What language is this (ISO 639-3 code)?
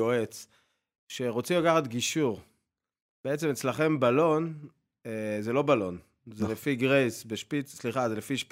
heb